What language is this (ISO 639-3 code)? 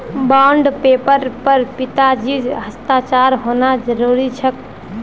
mag